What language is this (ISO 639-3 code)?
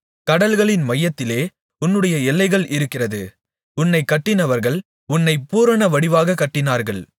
tam